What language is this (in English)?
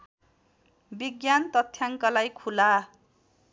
Nepali